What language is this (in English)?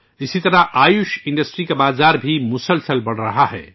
Urdu